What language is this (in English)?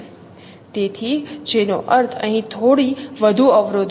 Gujarati